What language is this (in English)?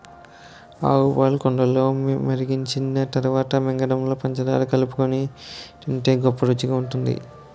Telugu